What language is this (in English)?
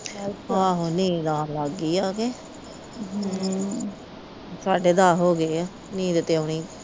Punjabi